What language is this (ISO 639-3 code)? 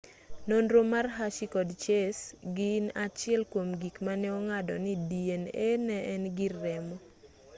luo